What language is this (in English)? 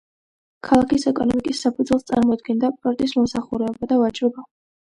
Georgian